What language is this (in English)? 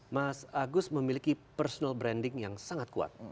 Indonesian